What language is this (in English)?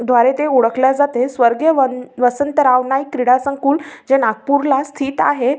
Marathi